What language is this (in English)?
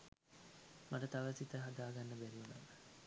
Sinhala